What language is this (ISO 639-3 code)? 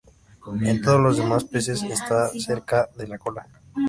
spa